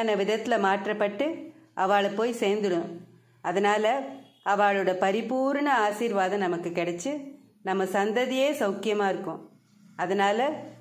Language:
Tamil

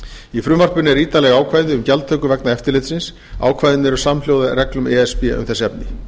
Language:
Icelandic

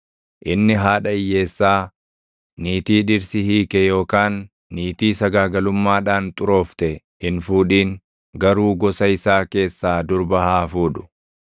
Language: Oromo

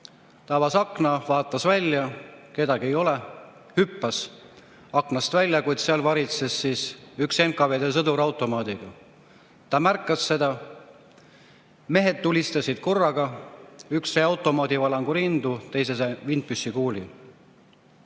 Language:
Estonian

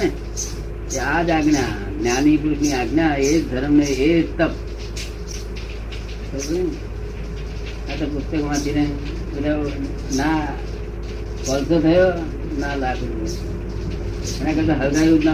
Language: Gujarati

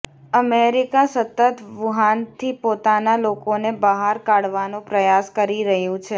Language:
Gujarati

